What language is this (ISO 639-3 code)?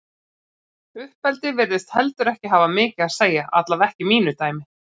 isl